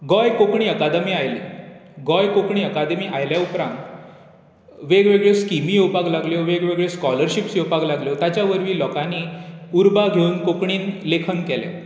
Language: Konkani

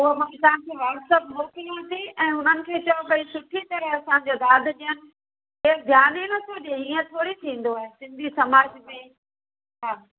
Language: Sindhi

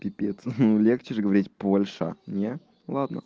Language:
Russian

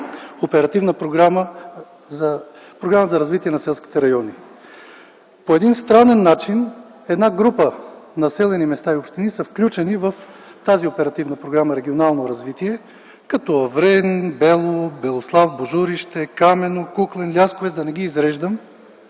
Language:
Bulgarian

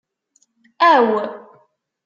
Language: Kabyle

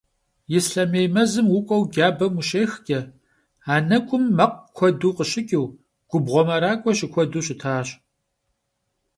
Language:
Kabardian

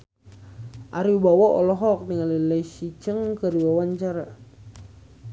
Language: Sundanese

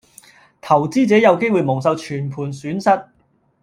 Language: Cantonese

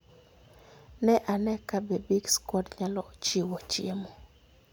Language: Luo (Kenya and Tanzania)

